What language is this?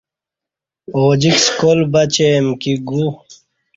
Kati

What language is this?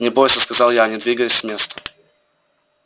Russian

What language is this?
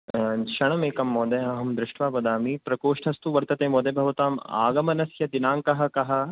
Sanskrit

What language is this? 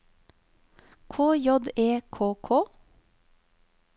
Norwegian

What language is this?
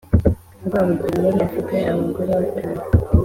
Kinyarwanda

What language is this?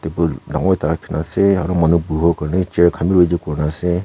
Naga Pidgin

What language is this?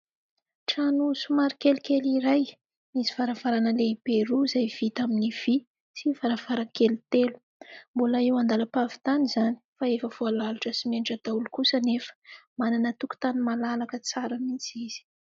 Malagasy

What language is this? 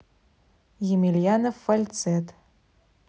Russian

